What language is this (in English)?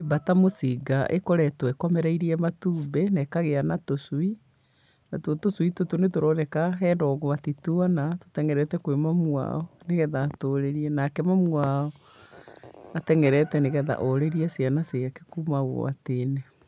Kikuyu